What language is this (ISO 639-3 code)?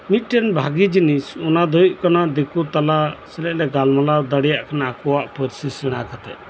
sat